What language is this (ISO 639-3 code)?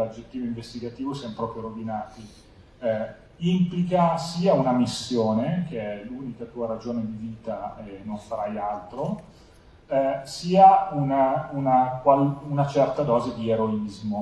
ita